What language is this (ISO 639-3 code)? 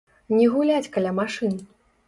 bel